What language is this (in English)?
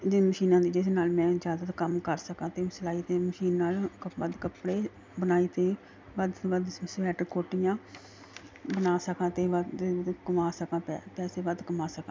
Punjabi